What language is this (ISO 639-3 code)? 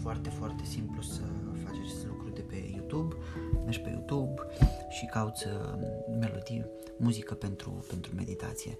ron